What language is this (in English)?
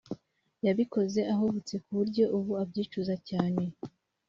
Kinyarwanda